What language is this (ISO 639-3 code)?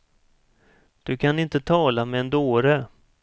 swe